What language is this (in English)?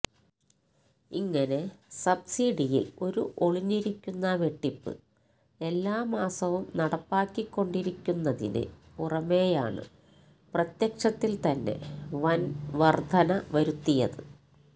Malayalam